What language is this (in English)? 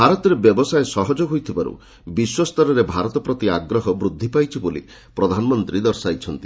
Odia